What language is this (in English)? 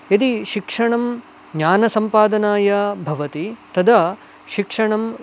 Sanskrit